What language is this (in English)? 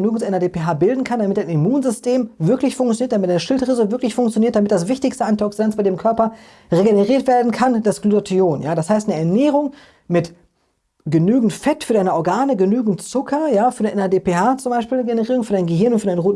German